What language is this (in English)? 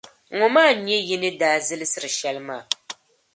Dagbani